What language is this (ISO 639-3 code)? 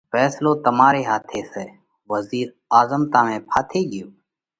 kvx